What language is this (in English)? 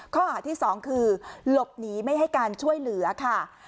Thai